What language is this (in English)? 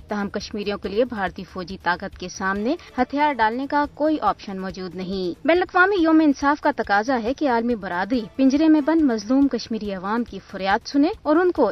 Urdu